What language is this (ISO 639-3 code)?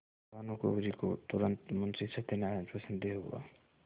hin